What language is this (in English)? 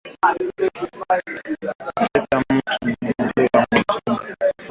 Swahili